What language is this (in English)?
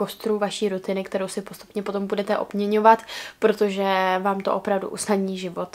Czech